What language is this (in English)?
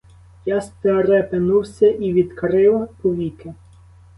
Ukrainian